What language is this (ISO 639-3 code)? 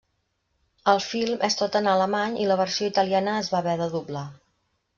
cat